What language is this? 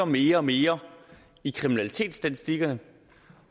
Danish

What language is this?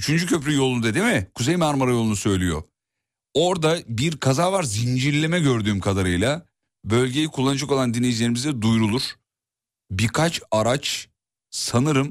Turkish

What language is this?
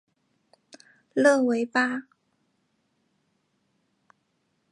Chinese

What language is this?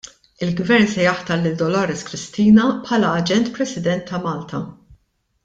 Maltese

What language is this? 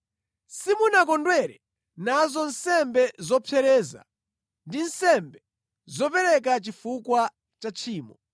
Nyanja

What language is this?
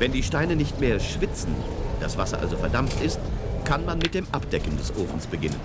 German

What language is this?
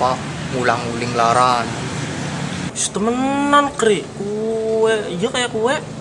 Indonesian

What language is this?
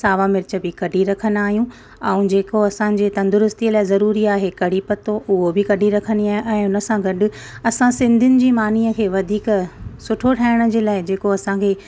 Sindhi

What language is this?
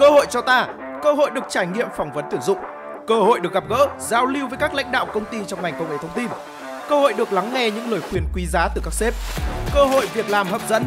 Vietnamese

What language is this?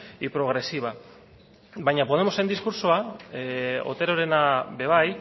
Basque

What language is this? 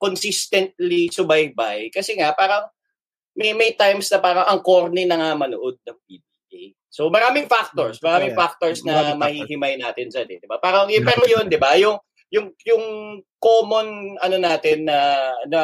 Filipino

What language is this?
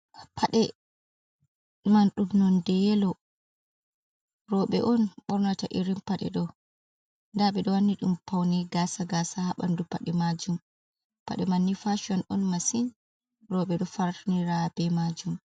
Fula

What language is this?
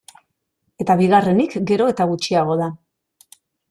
Basque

